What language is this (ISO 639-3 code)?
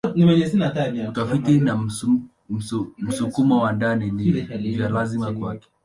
swa